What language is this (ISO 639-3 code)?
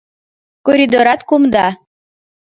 chm